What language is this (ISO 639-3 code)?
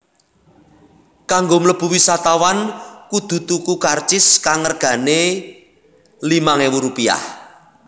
jav